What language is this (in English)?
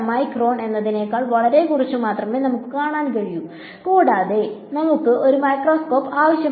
Malayalam